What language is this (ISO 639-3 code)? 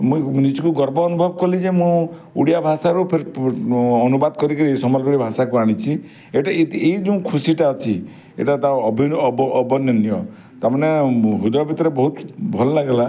ori